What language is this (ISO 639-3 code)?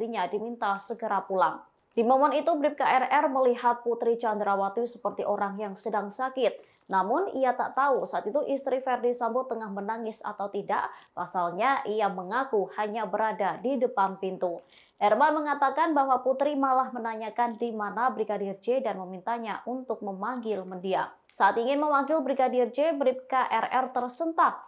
ind